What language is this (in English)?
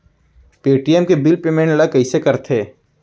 Chhattisgarhi